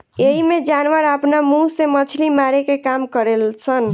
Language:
Bhojpuri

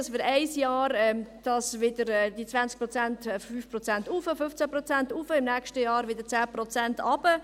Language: Swiss German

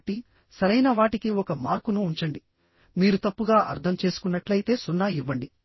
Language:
Telugu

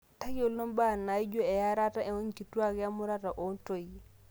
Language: Masai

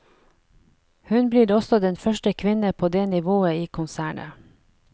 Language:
Norwegian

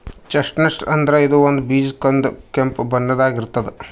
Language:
Kannada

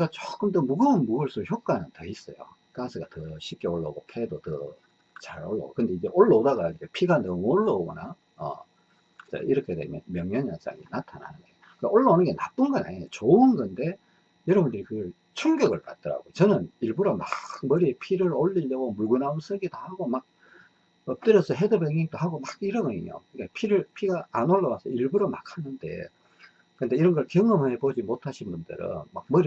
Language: Korean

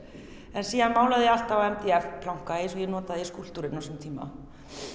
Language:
Icelandic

